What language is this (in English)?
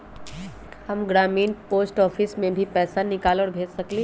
Magahi